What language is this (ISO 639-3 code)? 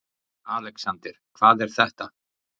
isl